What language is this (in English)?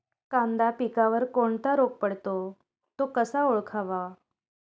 Marathi